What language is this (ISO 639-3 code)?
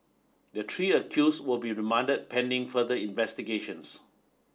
eng